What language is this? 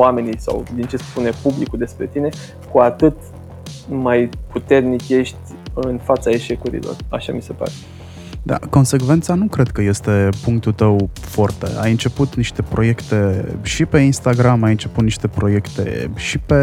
Romanian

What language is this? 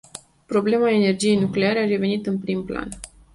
Romanian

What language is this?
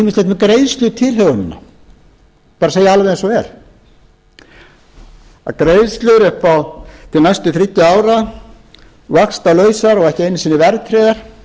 Icelandic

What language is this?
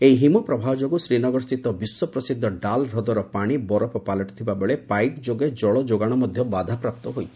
Odia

